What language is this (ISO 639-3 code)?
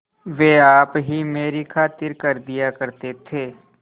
hin